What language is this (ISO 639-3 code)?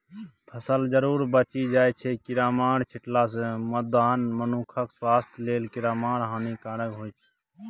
mai